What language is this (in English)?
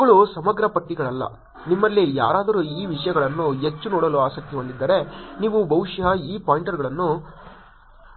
Kannada